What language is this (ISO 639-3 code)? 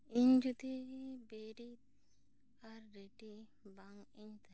sat